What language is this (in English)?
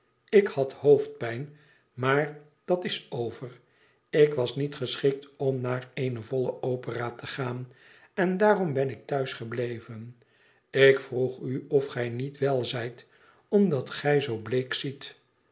Dutch